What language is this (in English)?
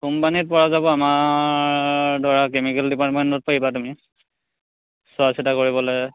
Assamese